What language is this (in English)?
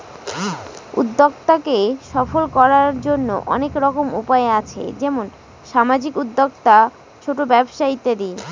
Bangla